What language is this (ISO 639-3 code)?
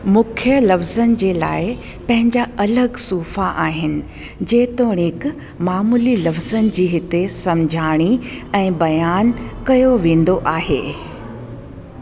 snd